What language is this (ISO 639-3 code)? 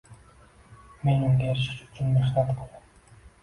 uzb